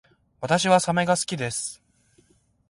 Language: Japanese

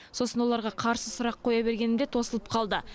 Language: Kazakh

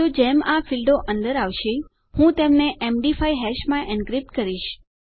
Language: Gujarati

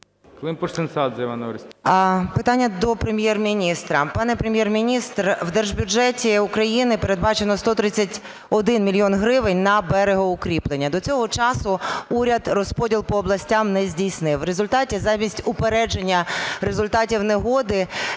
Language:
Ukrainian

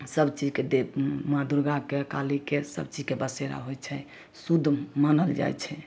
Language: Maithili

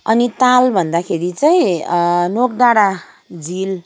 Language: Nepali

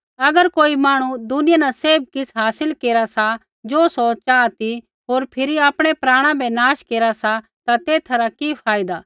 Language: Kullu Pahari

